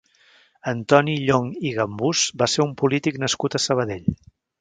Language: Catalan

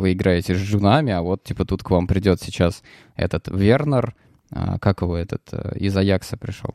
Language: Russian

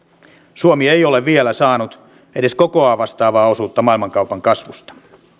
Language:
Finnish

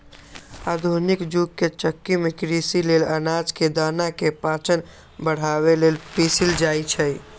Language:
Magahi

